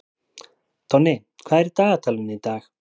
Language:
Icelandic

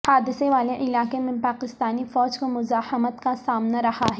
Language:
Urdu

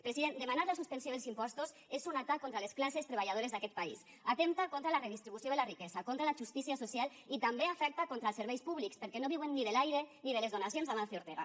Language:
Catalan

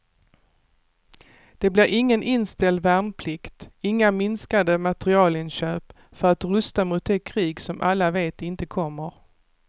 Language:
Swedish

